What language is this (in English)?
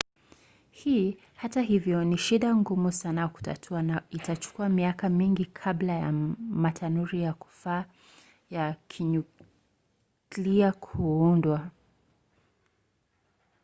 Swahili